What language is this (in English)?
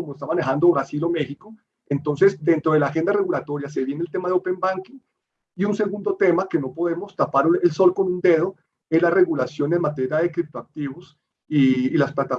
Spanish